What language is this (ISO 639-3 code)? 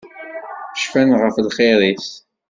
kab